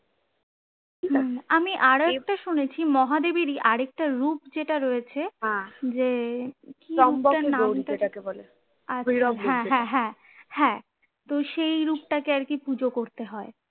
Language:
Bangla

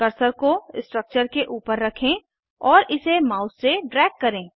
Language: Hindi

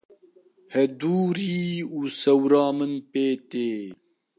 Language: Kurdish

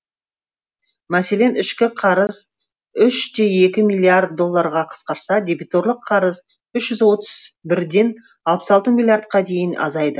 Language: Kazakh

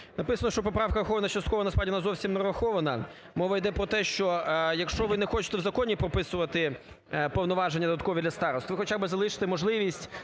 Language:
Ukrainian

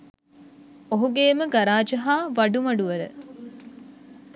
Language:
Sinhala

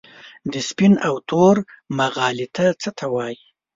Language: Pashto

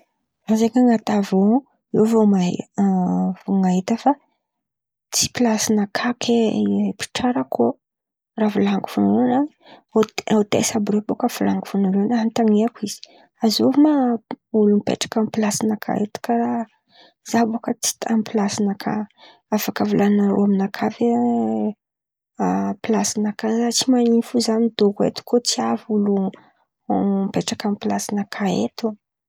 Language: Antankarana Malagasy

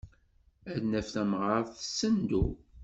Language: Kabyle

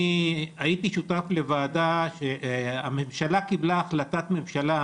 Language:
Hebrew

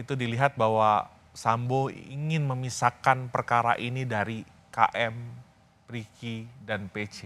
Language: Indonesian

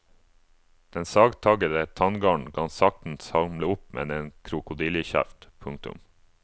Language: Norwegian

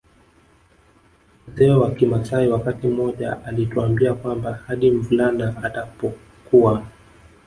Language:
Swahili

